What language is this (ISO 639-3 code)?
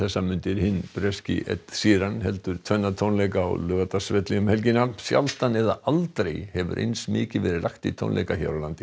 isl